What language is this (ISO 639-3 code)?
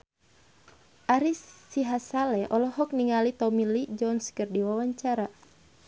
sun